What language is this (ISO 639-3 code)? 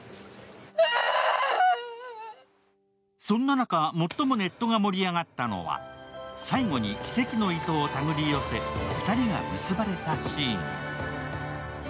jpn